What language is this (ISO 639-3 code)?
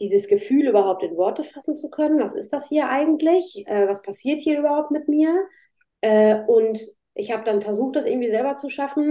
deu